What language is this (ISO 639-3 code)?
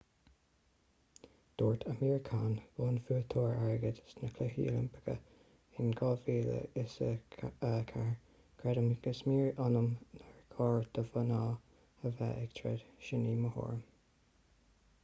gle